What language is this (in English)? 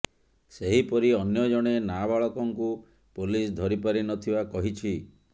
Odia